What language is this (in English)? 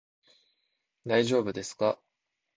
Japanese